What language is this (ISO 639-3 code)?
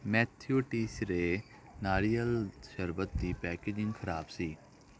pan